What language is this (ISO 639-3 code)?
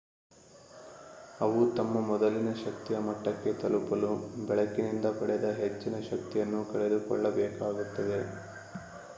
kan